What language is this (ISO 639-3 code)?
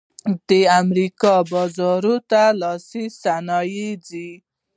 pus